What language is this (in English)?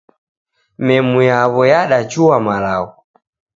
Taita